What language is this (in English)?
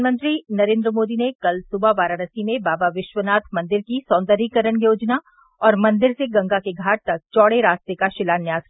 Hindi